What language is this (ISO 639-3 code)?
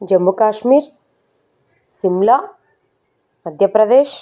tel